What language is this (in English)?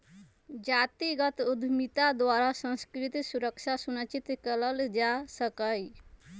Magahi